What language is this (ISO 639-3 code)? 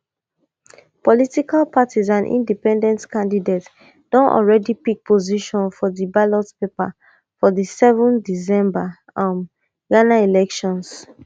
pcm